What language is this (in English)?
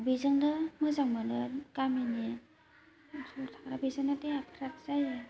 Bodo